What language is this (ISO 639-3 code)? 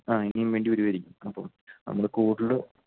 mal